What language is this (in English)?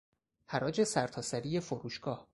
Persian